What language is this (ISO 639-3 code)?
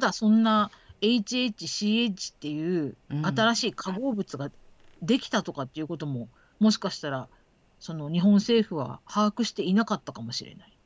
jpn